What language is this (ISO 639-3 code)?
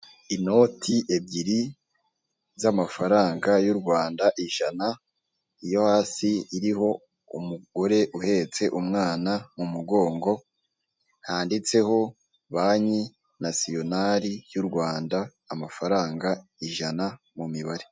kin